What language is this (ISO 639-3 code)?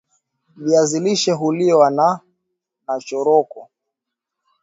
swa